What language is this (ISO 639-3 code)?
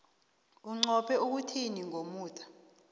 nbl